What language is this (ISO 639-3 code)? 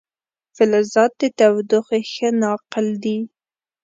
pus